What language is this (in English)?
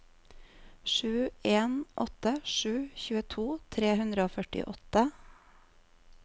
Norwegian